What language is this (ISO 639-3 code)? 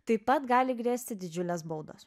lit